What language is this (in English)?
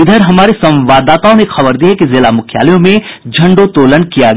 Hindi